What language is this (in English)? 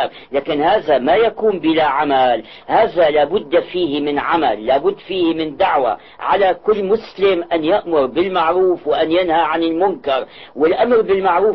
Arabic